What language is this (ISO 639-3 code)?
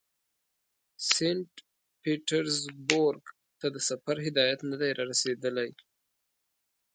pus